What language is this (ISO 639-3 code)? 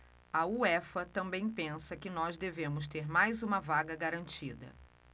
por